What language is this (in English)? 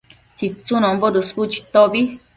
Matsés